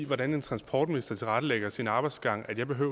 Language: Danish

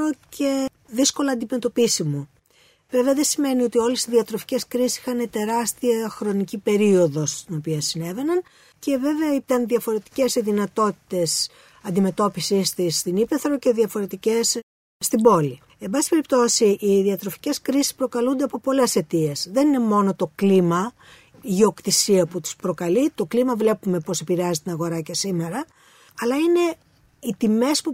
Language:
Greek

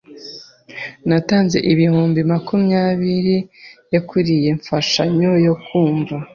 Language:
Kinyarwanda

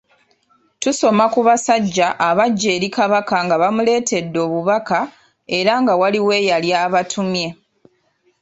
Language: Ganda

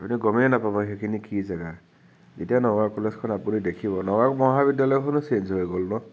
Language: Assamese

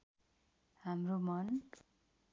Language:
Nepali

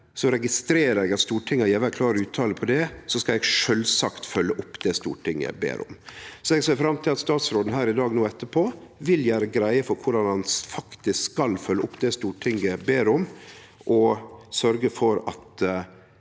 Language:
Norwegian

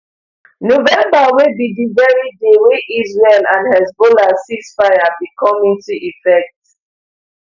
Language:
Nigerian Pidgin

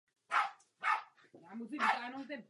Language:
Czech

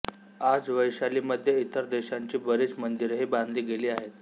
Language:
Marathi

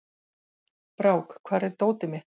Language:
Icelandic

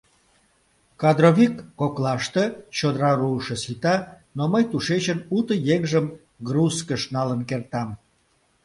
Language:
Mari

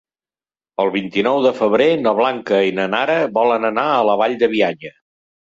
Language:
Catalan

